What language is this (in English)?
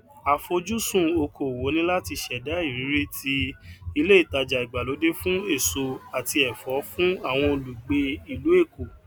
Yoruba